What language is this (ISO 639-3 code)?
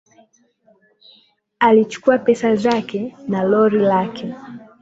swa